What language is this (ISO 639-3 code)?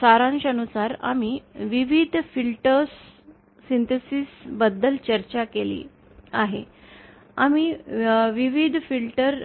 mar